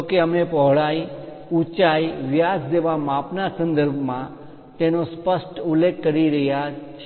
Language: Gujarati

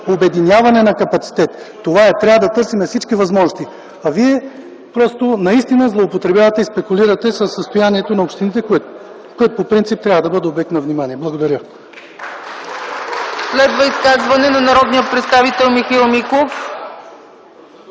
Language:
Bulgarian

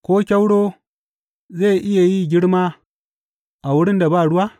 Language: Hausa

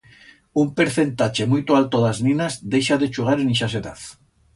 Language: Aragonese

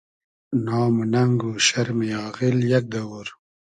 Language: Hazaragi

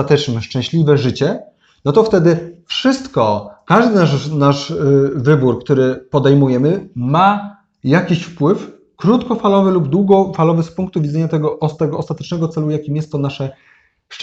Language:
Polish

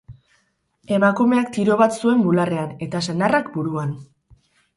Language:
Basque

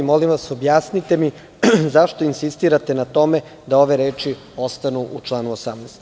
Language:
Serbian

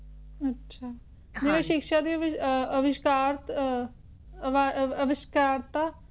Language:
Punjabi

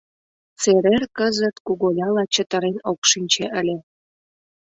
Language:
Mari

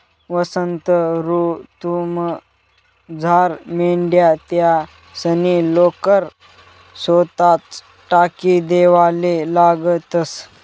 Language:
Marathi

